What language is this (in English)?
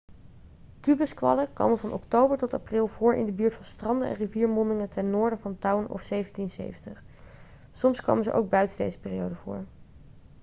Dutch